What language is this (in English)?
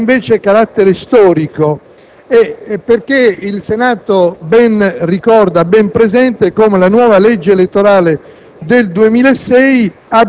Italian